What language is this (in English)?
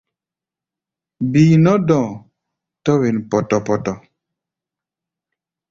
Gbaya